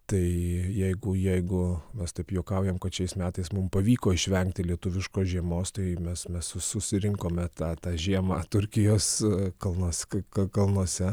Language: Lithuanian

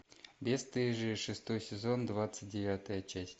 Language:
Russian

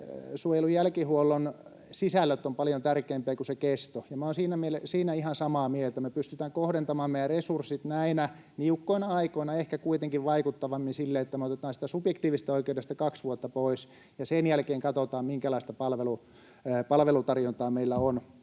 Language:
Finnish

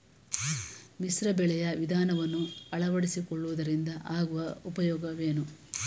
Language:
Kannada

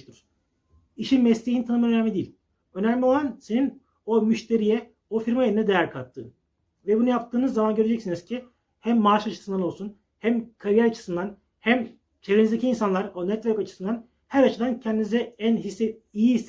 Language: Turkish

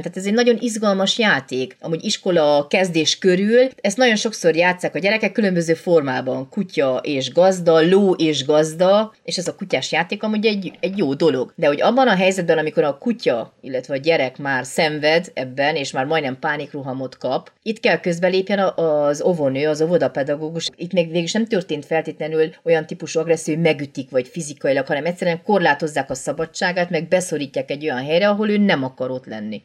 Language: Hungarian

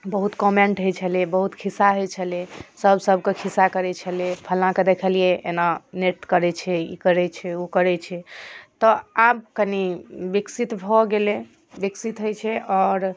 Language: Maithili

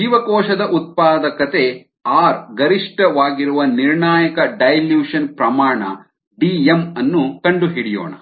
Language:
Kannada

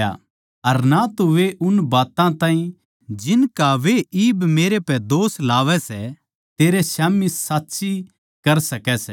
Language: Haryanvi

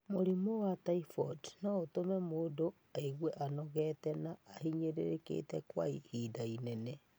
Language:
Kikuyu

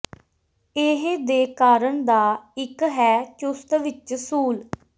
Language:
Punjabi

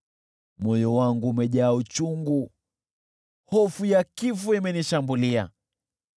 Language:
Swahili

